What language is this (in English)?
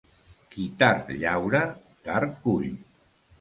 Catalan